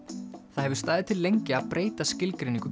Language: Icelandic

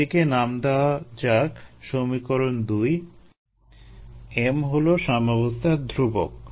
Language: Bangla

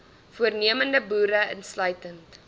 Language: Afrikaans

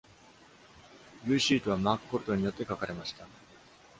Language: Japanese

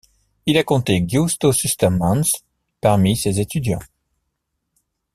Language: French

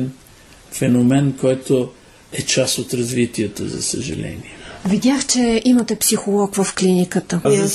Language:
Bulgarian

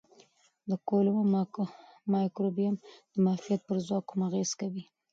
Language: Pashto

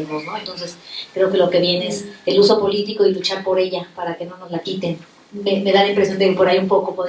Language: Spanish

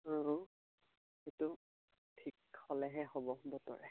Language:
Assamese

